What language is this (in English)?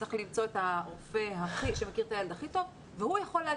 Hebrew